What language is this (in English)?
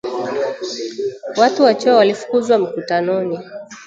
Swahili